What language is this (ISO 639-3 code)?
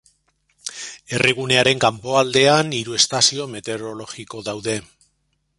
eus